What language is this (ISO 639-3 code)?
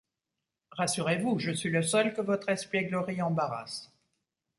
fra